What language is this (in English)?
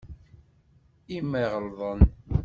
Kabyle